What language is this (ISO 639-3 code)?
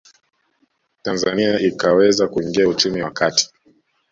swa